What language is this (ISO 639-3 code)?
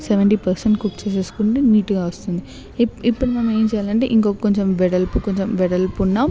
tel